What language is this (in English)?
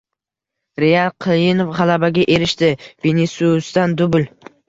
Uzbek